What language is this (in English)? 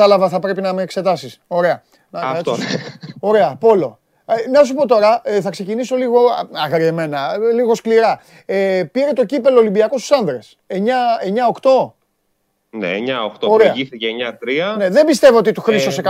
Greek